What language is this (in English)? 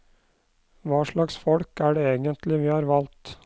Norwegian